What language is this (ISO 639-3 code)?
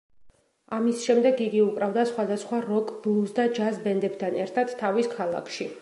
kat